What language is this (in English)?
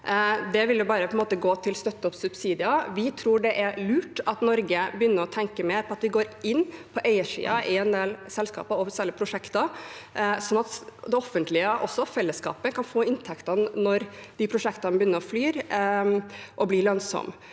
Norwegian